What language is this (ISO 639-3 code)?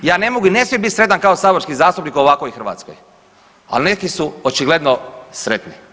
hrv